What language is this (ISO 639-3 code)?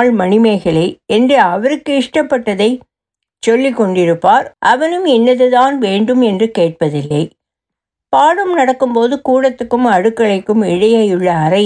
tam